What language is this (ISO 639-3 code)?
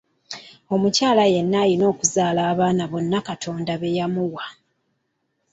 lug